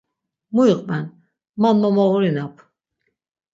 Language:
Laz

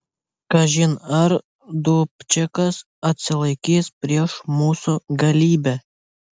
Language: Lithuanian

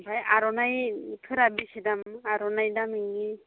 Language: Bodo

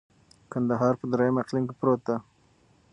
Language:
Pashto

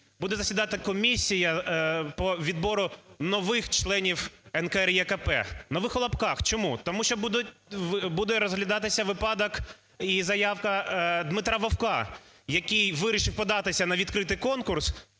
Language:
Ukrainian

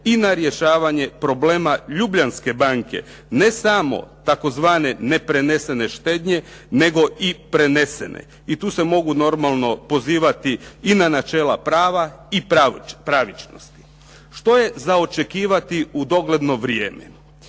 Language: Croatian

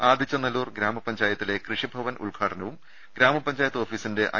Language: Malayalam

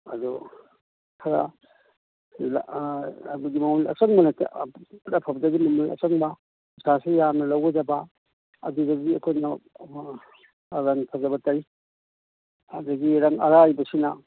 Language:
Manipuri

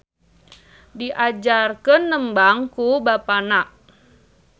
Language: Sundanese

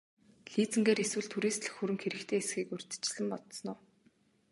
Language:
Mongolian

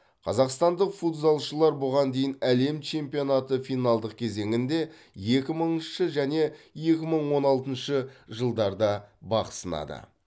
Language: Kazakh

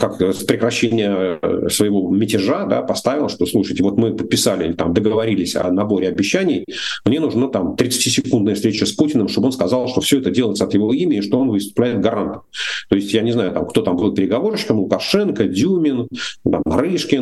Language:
Russian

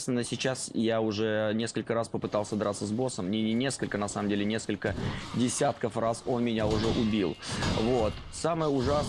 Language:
Russian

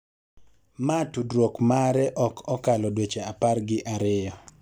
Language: Luo (Kenya and Tanzania)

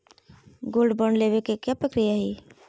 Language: Magahi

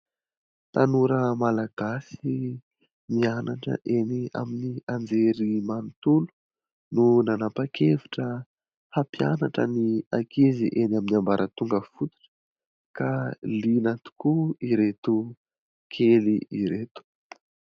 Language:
Malagasy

